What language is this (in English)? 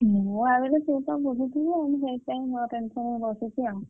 Odia